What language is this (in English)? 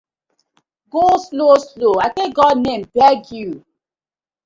Nigerian Pidgin